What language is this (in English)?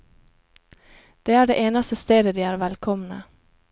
Norwegian